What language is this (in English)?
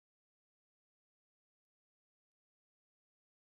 Chinese